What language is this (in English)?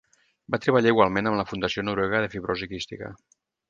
Catalan